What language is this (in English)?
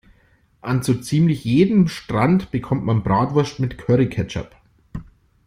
German